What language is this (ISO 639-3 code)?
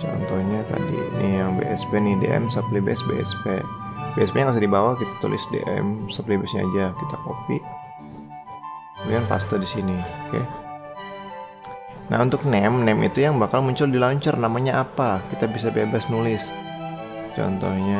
ind